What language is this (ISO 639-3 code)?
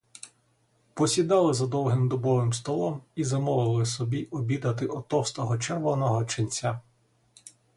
ukr